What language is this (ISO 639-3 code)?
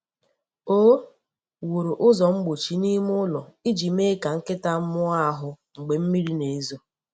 ibo